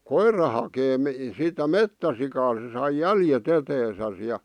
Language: Finnish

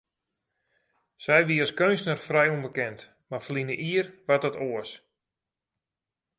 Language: Western Frisian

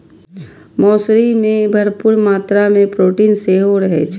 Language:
Maithili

